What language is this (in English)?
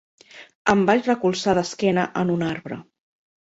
Catalan